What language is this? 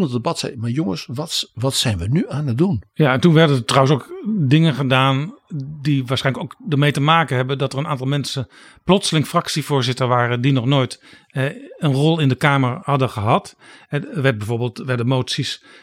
Dutch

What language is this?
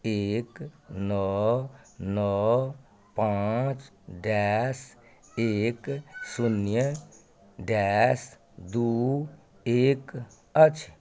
Maithili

